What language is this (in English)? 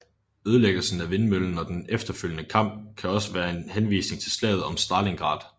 Danish